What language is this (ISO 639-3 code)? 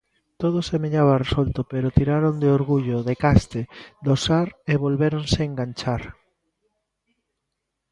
glg